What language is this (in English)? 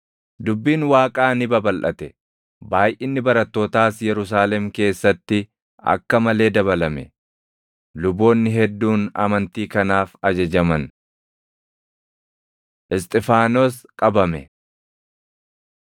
Oromo